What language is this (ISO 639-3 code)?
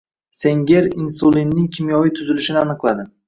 uzb